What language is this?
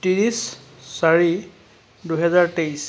Assamese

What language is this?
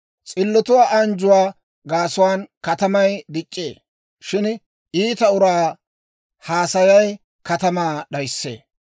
Dawro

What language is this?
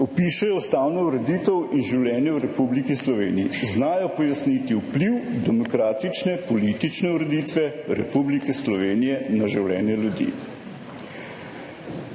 Slovenian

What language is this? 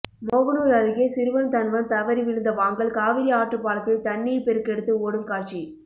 Tamil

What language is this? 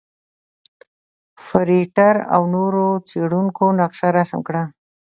Pashto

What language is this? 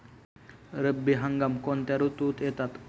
Marathi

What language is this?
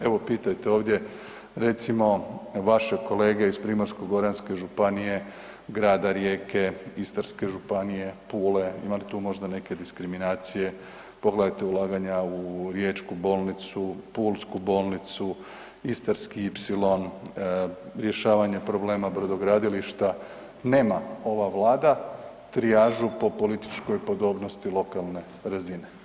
Croatian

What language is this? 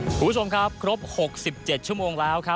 Thai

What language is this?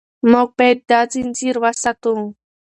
Pashto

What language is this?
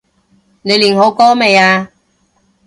Cantonese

